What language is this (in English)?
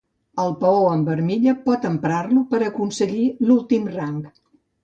Catalan